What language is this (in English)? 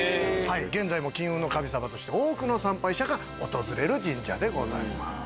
Japanese